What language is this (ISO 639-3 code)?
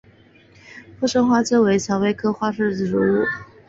zho